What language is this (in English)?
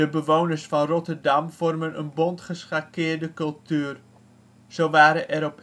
Dutch